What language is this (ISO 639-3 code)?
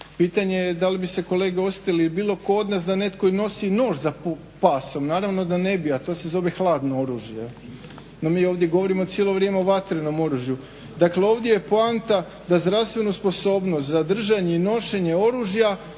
hrv